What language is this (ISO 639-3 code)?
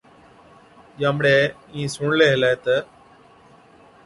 odk